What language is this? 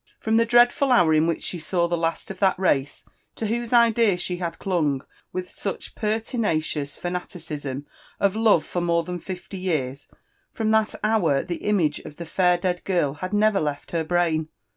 English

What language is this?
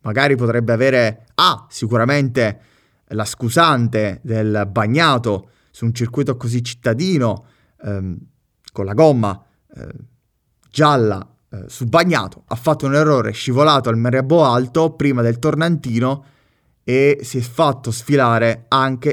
Italian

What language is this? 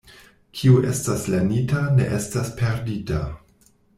Esperanto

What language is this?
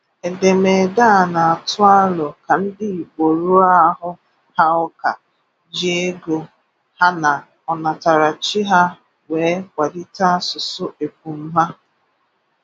Igbo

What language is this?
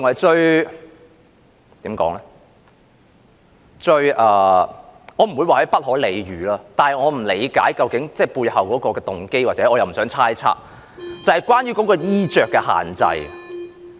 Cantonese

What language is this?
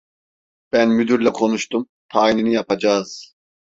Turkish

